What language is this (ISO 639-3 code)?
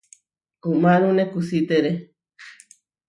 var